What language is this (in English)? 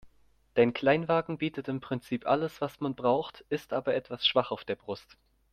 German